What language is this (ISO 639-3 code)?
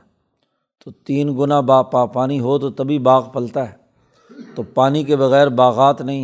urd